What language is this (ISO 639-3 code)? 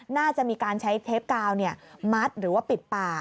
tha